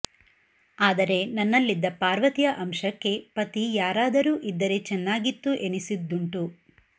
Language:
Kannada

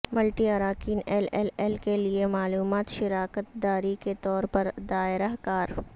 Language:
Urdu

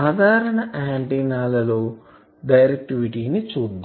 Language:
Telugu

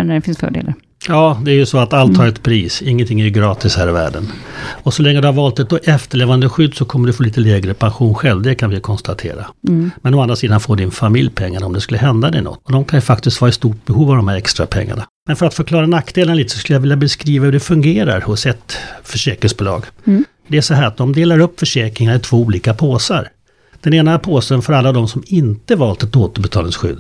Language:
Swedish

